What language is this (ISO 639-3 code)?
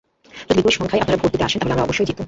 ben